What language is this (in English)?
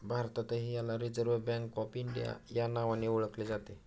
Marathi